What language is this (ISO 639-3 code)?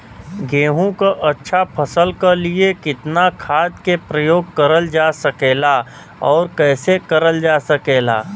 bho